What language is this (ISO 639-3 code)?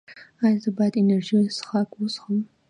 pus